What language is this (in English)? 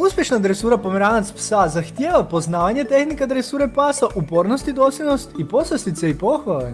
Croatian